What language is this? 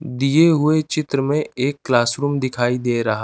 Hindi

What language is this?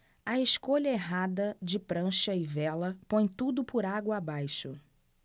Portuguese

